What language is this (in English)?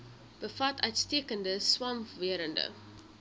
Afrikaans